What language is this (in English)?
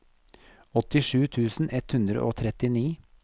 Norwegian